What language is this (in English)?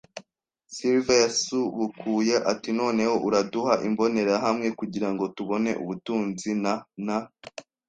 Kinyarwanda